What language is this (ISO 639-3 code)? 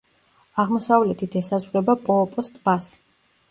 kat